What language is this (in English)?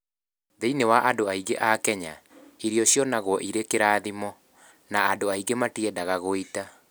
Kikuyu